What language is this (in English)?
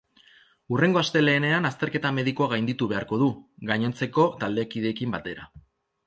Basque